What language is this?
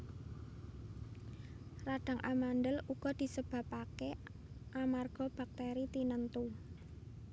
Javanese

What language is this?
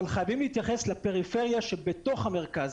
Hebrew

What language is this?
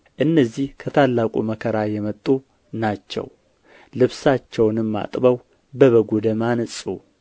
Amharic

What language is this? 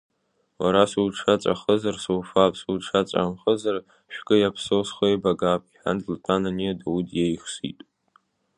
Abkhazian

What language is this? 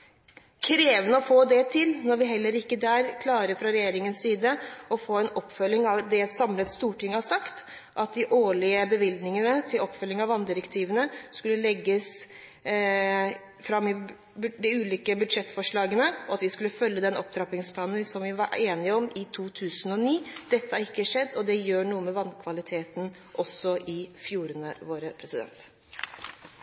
Norwegian Bokmål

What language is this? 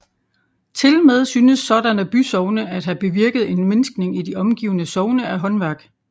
Danish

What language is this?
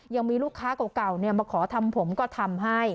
Thai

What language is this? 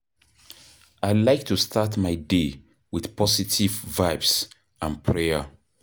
Nigerian Pidgin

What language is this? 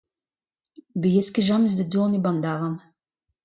Breton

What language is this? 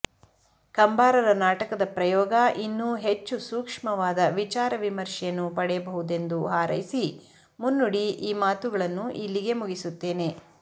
Kannada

